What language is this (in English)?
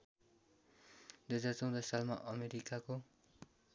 Nepali